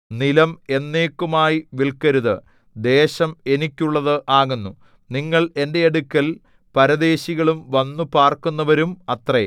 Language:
Malayalam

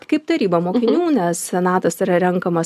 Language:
Lithuanian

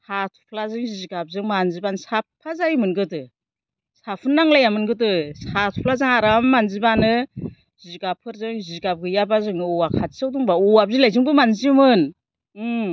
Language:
Bodo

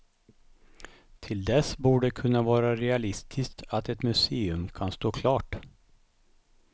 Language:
Swedish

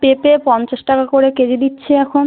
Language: Bangla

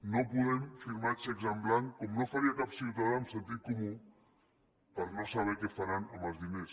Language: Catalan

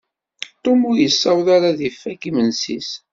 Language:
Kabyle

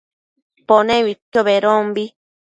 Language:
Matsés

